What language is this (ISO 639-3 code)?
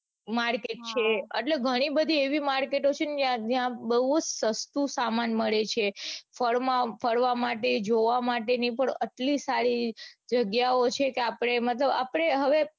guj